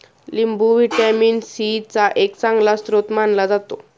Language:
Marathi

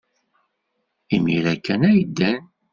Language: Kabyle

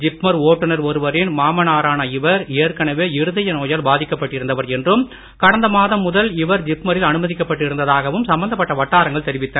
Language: Tamil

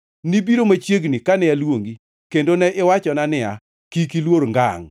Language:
Luo (Kenya and Tanzania)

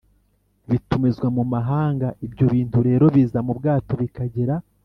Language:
Kinyarwanda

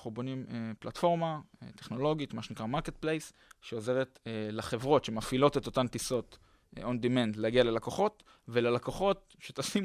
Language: Hebrew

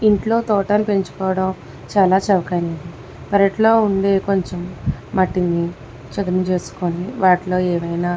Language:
Telugu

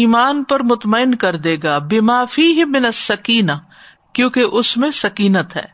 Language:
Urdu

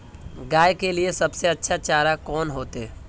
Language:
Magahi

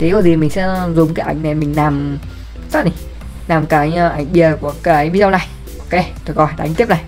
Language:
Vietnamese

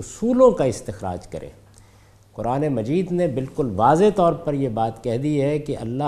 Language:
Urdu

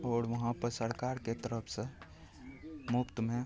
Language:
Maithili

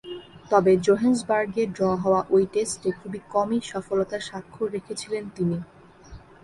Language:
Bangla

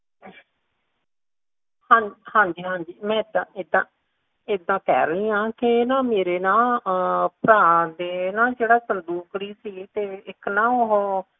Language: Punjabi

